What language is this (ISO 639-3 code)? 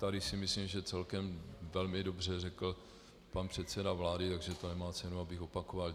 ces